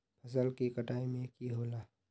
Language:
Magahi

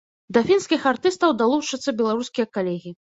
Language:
Belarusian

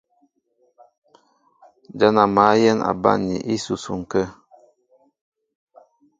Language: Mbo (Cameroon)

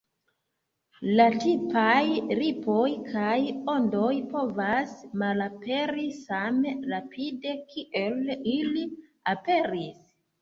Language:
Esperanto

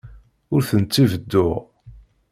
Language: Kabyle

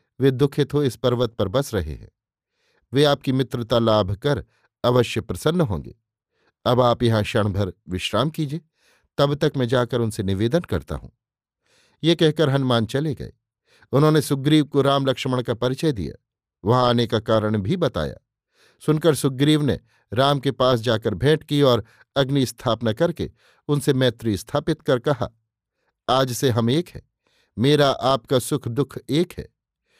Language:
Hindi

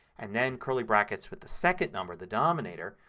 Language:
English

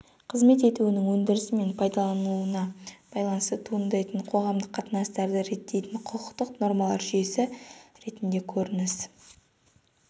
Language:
Kazakh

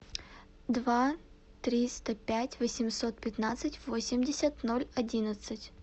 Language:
Russian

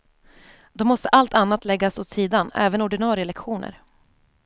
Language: Swedish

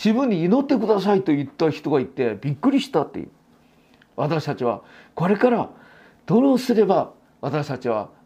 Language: Japanese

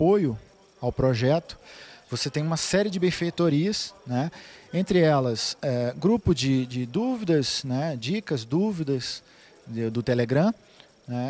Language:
Portuguese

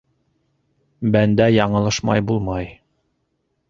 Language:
Bashkir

